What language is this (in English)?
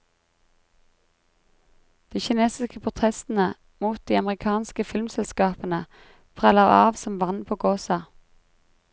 Norwegian